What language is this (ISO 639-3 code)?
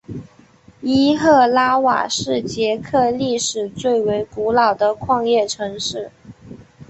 zho